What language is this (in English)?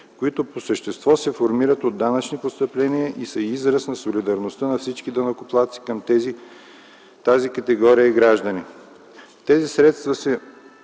Bulgarian